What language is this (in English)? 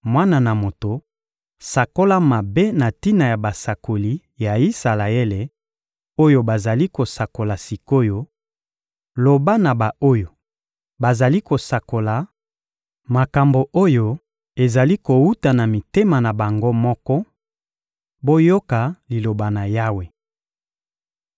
Lingala